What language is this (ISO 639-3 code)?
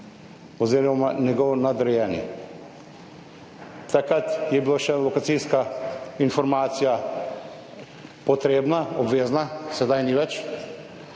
slv